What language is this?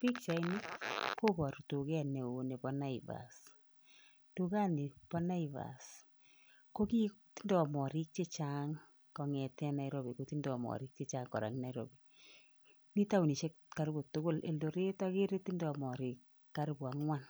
Kalenjin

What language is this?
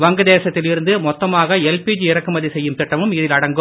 Tamil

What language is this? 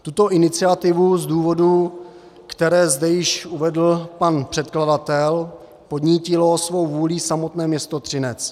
Czech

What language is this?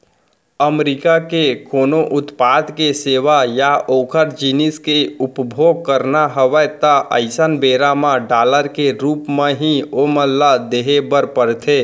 Chhattisgarhi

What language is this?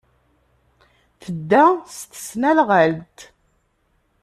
Kabyle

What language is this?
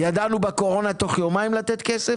Hebrew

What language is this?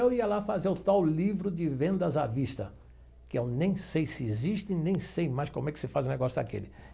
Portuguese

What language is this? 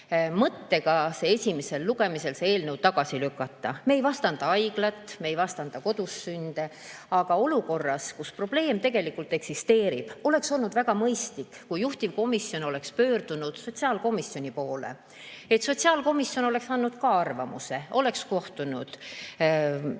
Estonian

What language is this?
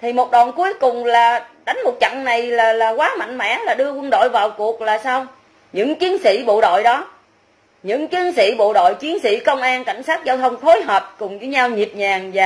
Vietnamese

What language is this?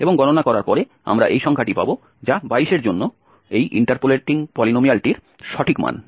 Bangla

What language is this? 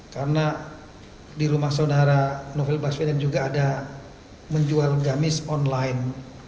Indonesian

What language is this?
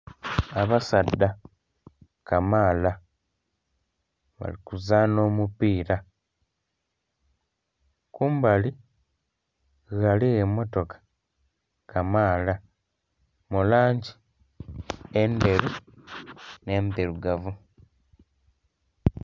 Soga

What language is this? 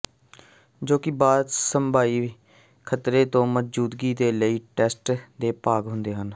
Punjabi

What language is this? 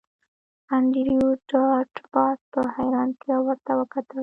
Pashto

